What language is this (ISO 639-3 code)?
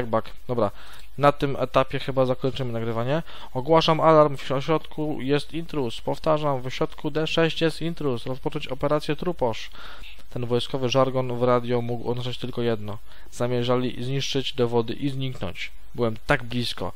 pol